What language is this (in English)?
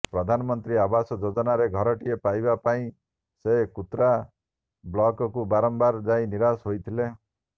Odia